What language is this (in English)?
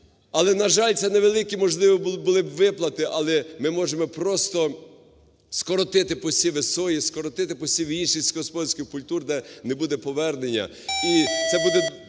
Ukrainian